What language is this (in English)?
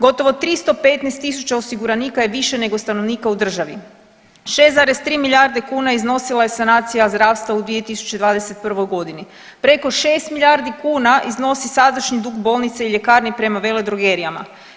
Croatian